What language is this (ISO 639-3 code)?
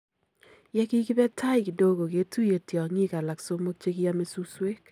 kln